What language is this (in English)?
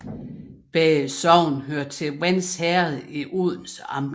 Danish